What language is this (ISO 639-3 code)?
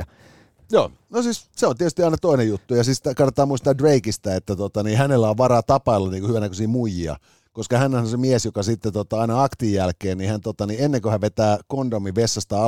fin